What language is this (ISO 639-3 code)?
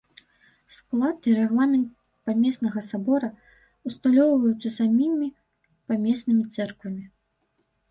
bel